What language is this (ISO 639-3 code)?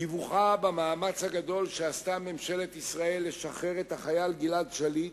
heb